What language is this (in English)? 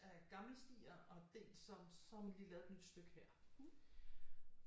Danish